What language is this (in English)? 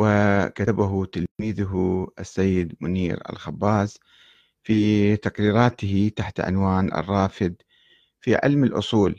Arabic